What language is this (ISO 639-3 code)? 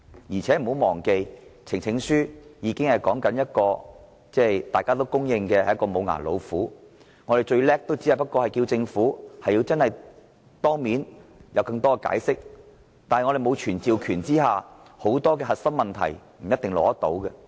yue